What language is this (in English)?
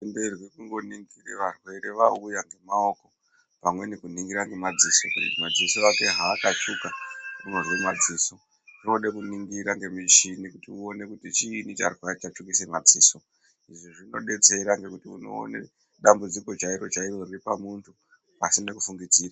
Ndau